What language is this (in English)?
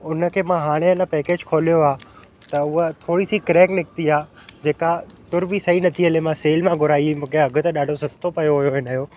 Sindhi